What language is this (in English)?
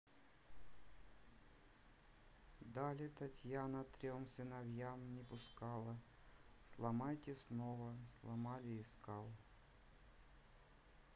Russian